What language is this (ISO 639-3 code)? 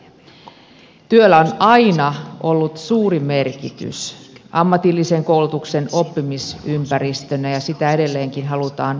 fin